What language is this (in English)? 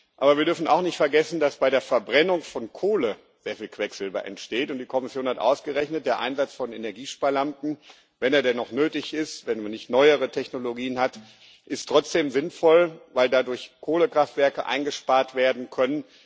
German